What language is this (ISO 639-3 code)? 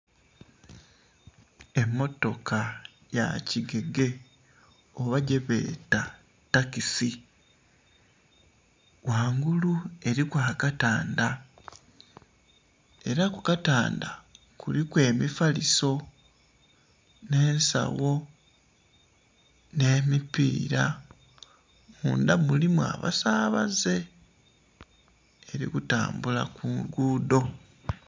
xog